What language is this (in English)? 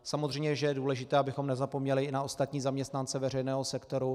Czech